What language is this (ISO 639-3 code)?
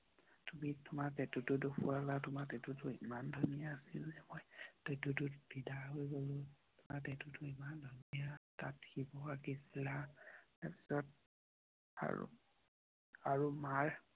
asm